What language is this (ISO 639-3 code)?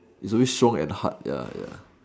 eng